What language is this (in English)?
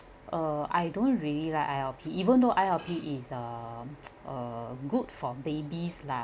English